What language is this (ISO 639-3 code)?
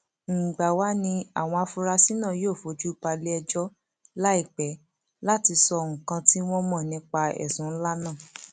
yor